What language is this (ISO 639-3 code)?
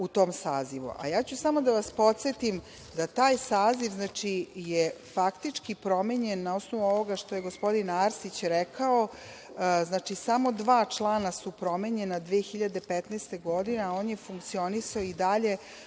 srp